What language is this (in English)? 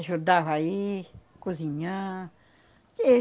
Portuguese